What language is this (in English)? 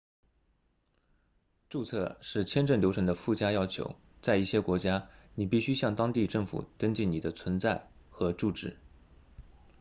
Chinese